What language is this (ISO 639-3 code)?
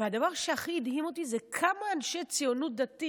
heb